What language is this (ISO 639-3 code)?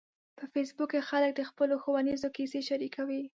pus